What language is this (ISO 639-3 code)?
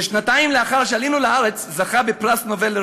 heb